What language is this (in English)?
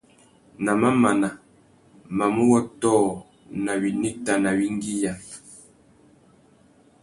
Tuki